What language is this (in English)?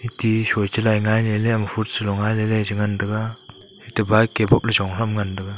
Wancho Naga